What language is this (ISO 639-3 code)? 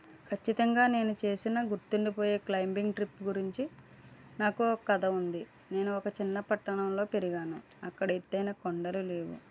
tel